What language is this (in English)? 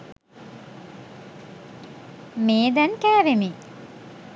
Sinhala